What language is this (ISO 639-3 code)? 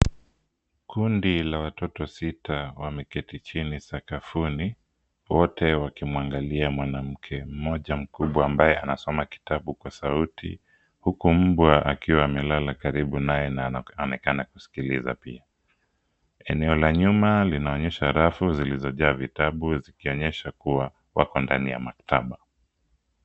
swa